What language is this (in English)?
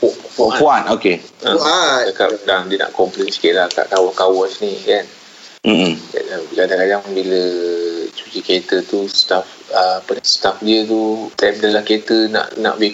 Malay